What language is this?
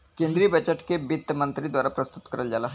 Bhojpuri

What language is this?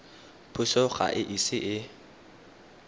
Tswana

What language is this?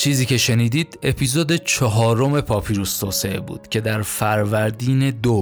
Persian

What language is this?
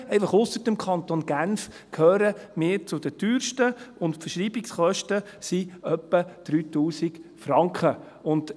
Swiss German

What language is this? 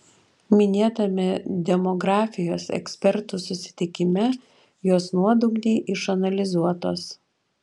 Lithuanian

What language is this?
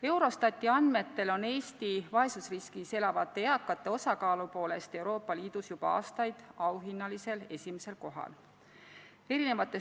Estonian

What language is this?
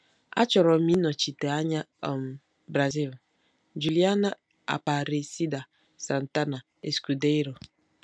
Igbo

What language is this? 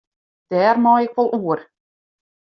Western Frisian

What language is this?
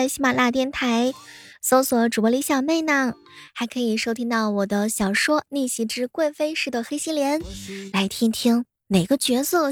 Chinese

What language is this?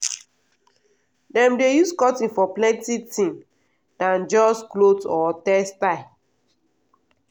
Nigerian Pidgin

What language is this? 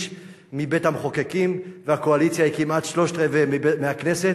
Hebrew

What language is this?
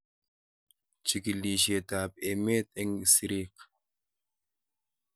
Kalenjin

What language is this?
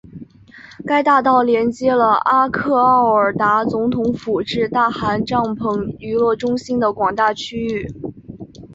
Chinese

